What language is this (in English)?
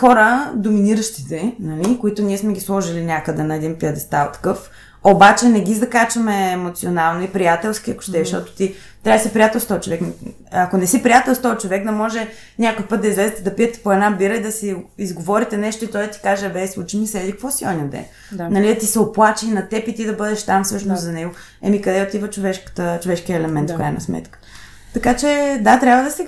Bulgarian